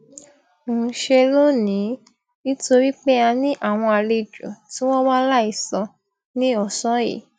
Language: Yoruba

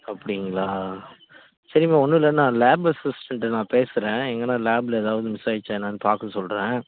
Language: Tamil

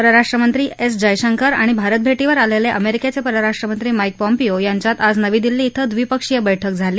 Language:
Marathi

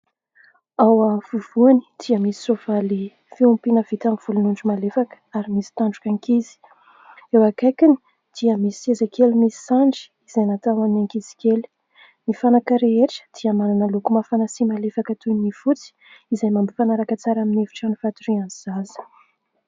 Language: Malagasy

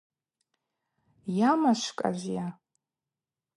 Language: Abaza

